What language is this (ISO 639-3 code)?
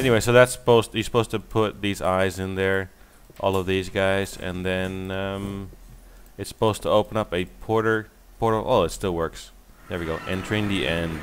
eng